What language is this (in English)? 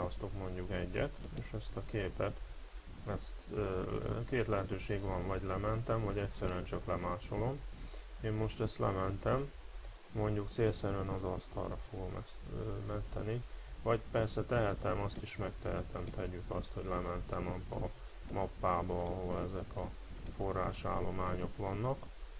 Hungarian